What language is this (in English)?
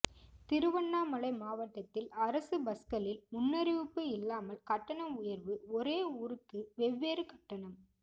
Tamil